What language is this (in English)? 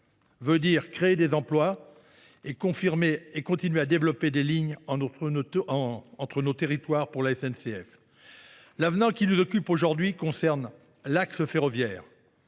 French